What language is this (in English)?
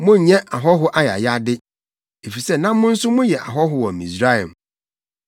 Akan